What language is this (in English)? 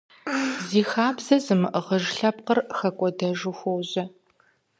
Kabardian